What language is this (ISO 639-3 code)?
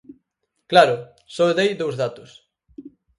glg